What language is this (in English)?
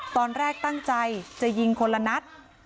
Thai